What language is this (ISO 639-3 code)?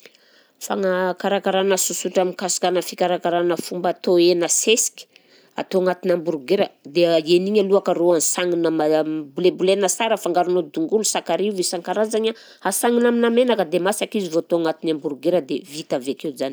bzc